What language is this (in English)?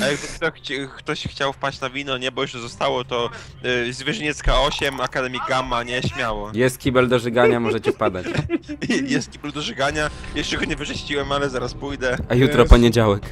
Polish